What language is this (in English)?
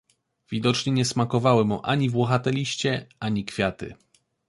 Polish